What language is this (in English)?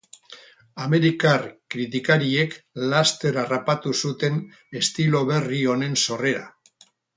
Basque